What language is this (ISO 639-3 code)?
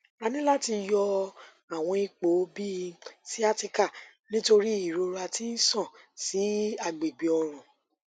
yor